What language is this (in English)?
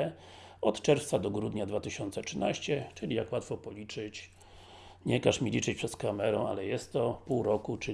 Polish